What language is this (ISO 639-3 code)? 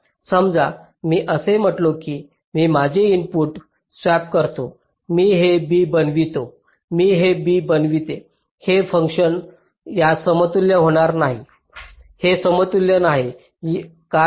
mar